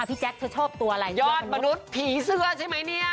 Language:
Thai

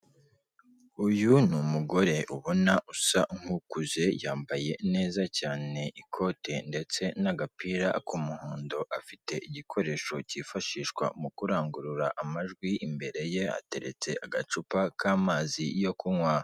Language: Kinyarwanda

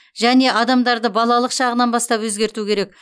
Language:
Kazakh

